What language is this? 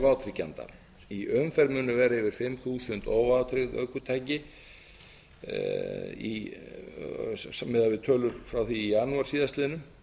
Icelandic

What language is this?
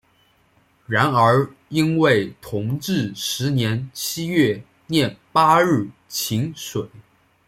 Chinese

